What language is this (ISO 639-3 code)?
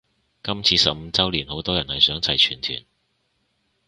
yue